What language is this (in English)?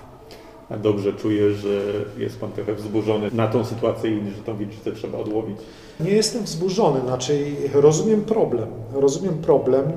Polish